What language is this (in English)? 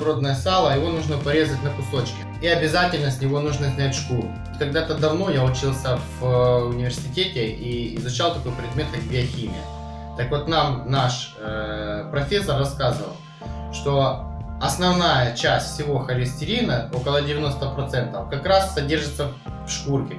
Russian